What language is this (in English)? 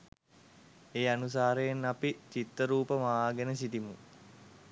Sinhala